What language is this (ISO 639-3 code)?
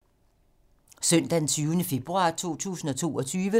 dan